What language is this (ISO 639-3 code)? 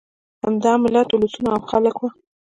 pus